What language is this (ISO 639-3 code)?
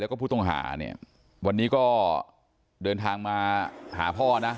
tha